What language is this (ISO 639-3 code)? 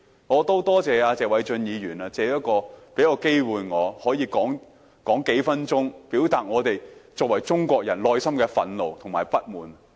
yue